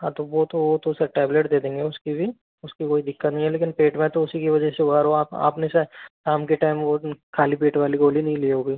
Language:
Hindi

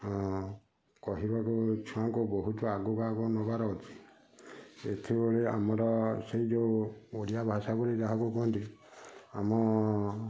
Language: Odia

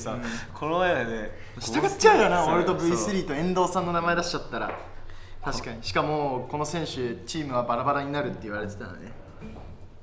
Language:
Japanese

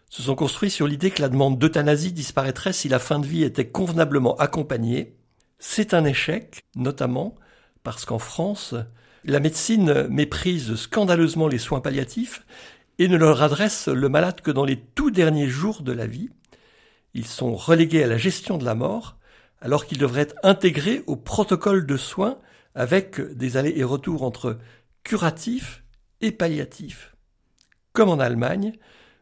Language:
French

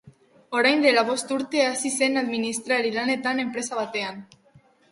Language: Basque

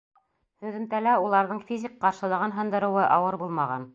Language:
Bashkir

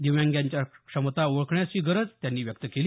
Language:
Marathi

